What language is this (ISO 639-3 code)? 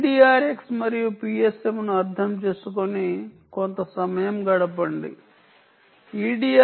tel